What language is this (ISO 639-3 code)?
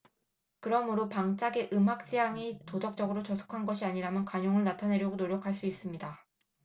kor